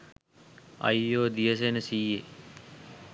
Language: Sinhala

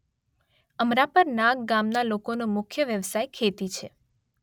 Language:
Gujarati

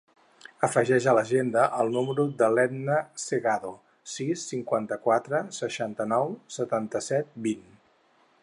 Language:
Catalan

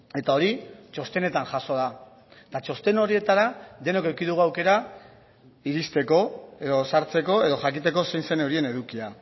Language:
Basque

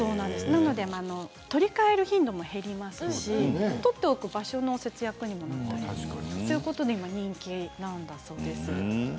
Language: Japanese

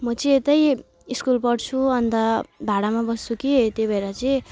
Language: Nepali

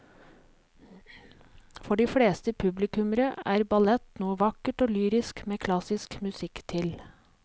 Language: Norwegian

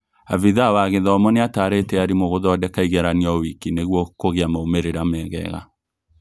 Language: Kikuyu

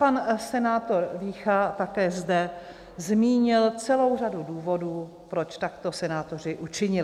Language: Czech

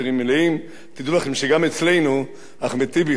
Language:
Hebrew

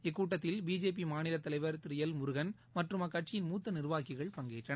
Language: Tamil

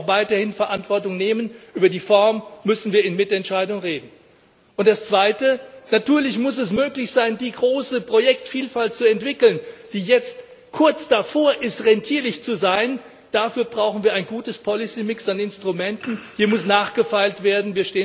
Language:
German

